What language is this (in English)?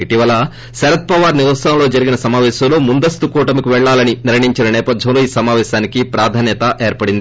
Telugu